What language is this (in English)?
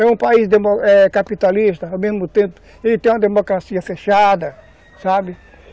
Portuguese